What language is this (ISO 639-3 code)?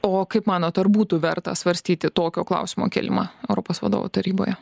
lit